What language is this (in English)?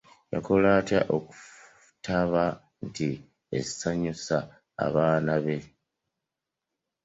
Ganda